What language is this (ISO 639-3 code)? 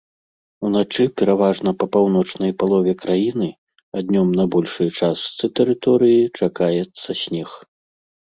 bel